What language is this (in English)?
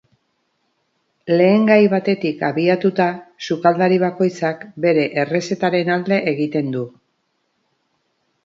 Basque